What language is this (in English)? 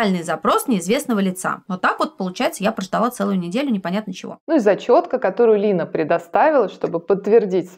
Russian